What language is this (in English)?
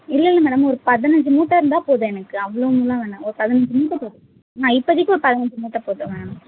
Tamil